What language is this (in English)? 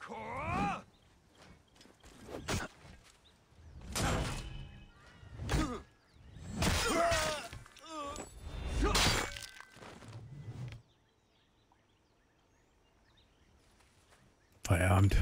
German